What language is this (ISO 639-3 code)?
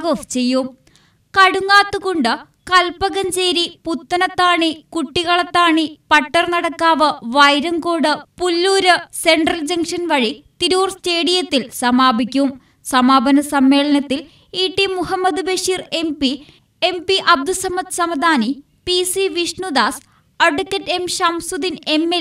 mal